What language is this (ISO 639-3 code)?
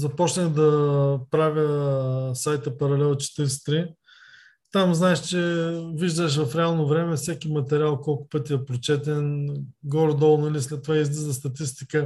bul